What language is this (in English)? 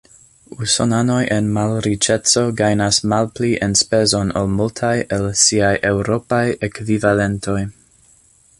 Esperanto